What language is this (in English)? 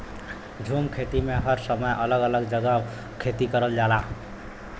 Bhojpuri